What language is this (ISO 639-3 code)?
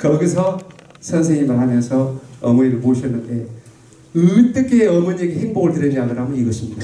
kor